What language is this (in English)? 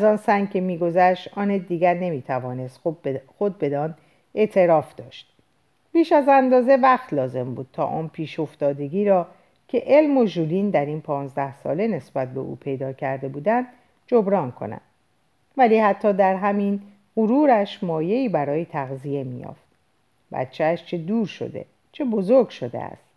Persian